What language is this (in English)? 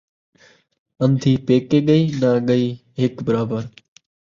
Saraiki